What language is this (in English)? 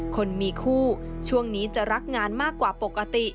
Thai